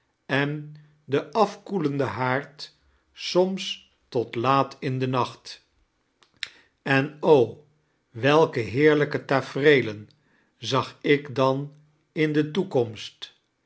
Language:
Dutch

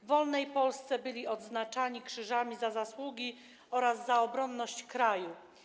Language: Polish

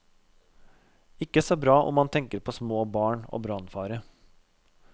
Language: Norwegian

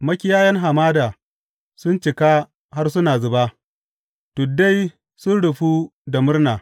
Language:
Hausa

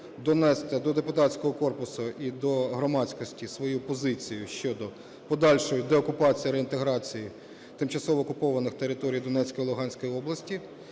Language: Ukrainian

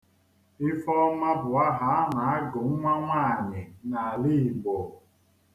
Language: Igbo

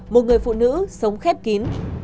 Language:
Vietnamese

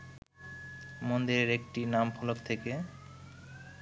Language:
Bangla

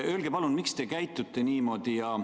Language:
Estonian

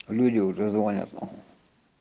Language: Russian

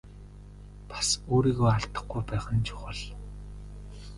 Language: Mongolian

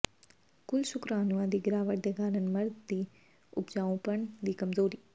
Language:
Punjabi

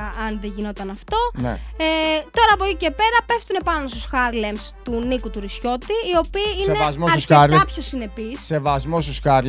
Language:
Greek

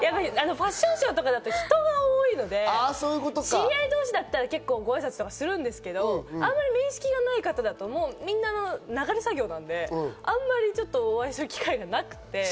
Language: Japanese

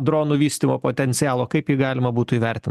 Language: Lithuanian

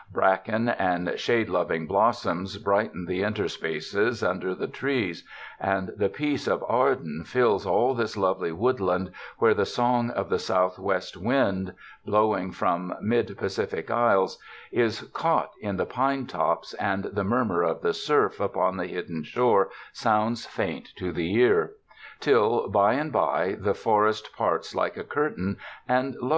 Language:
English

